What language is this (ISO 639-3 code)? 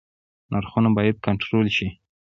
pus